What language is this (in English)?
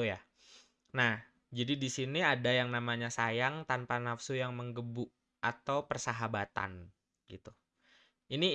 Indonesian